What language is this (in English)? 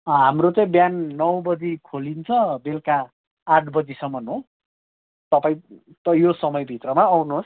Nepali